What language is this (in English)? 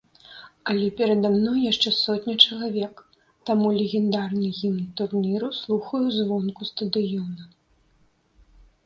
Belarusian